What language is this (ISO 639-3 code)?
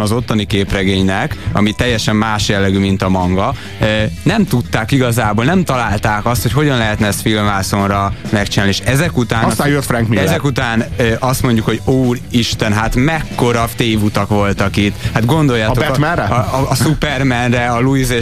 hun